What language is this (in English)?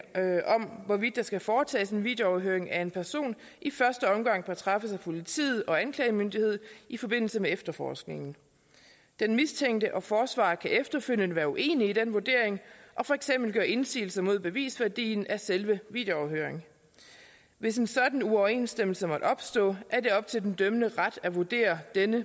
Danish